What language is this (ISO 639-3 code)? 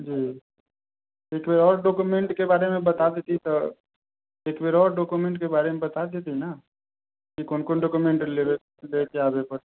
mai